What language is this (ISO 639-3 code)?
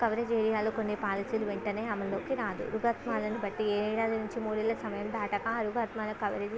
tel